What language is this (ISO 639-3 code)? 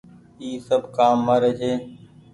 gig